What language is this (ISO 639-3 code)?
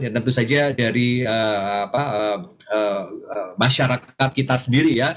ind